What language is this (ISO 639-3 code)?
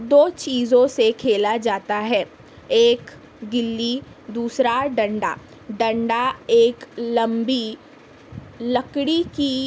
urd